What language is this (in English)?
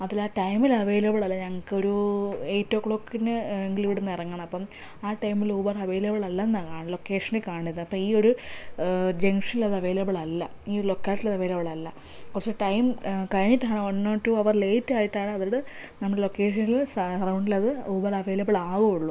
Malayalam